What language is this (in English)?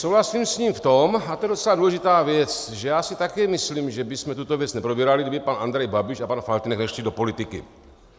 Czech